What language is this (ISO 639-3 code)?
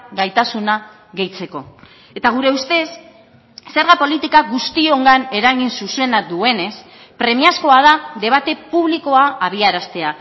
eus